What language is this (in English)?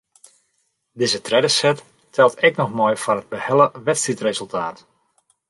Western Frisian